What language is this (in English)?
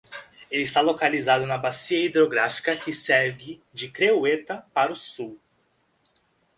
Portuguese